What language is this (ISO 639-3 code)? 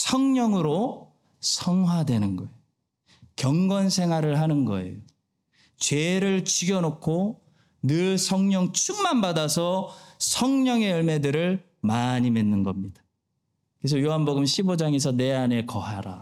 kor